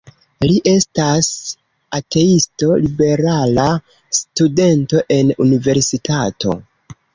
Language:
Esperanto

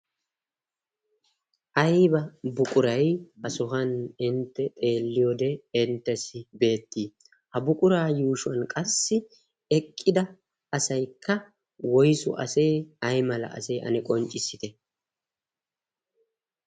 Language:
Wolaytta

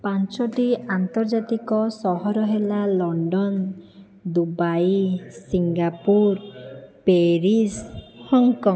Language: Odia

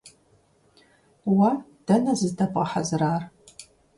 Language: Kabardian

